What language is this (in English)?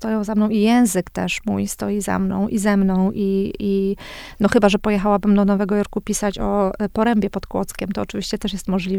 Polish